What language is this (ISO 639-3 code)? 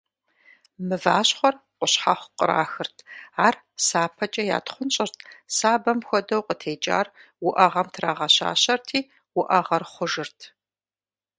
kbd